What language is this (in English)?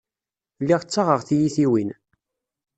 Kabyle